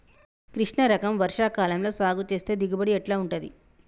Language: Telugu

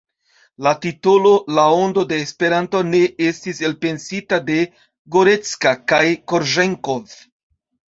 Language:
Esperanto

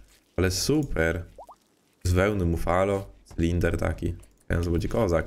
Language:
Polish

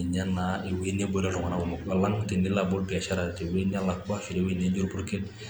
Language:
Masai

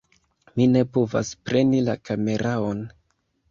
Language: Esperanto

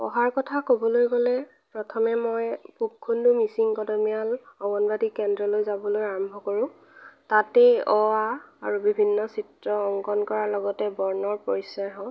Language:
Assamese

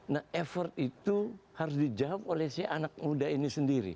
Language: Indonesian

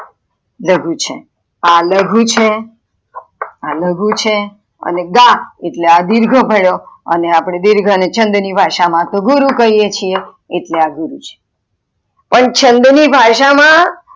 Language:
Gujarati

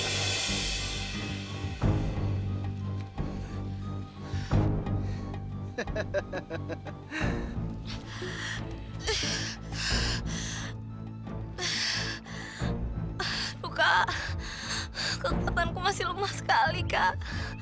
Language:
Indonesian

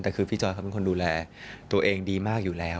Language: Thai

